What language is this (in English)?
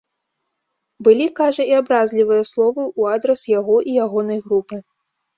Belarusian